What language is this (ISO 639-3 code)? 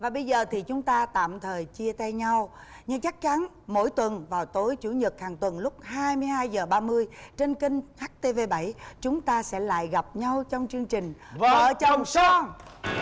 vie